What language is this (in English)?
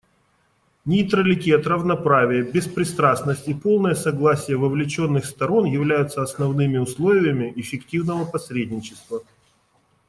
Russian